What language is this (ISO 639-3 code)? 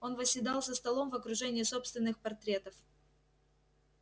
rus